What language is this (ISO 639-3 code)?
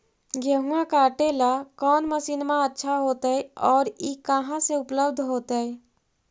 mag